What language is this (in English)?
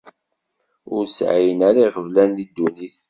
Kabyle